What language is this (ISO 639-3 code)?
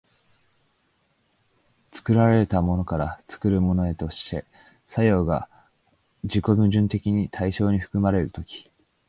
jpn